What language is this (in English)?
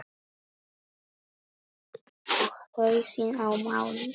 Icelandic